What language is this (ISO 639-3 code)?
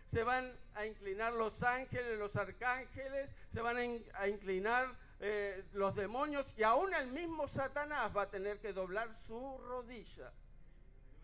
spa